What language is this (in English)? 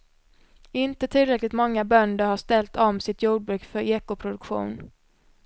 Swedish